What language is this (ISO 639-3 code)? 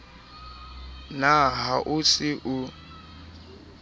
sot